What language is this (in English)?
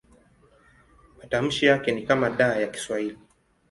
Swahili